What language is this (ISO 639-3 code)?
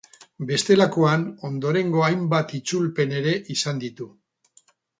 eus